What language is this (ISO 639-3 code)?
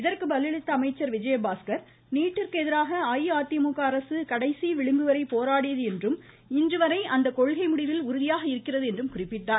tam